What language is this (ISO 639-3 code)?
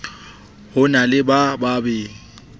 sot